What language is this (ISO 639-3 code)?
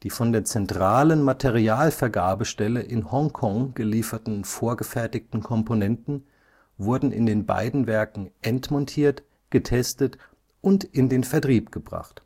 deu